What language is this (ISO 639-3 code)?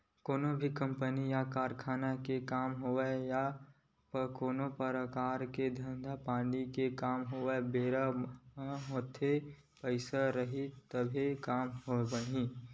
hne